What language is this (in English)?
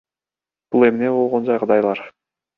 Kyrgyz